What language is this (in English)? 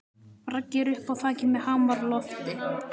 Icelandic